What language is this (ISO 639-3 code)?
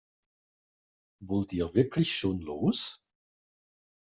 deu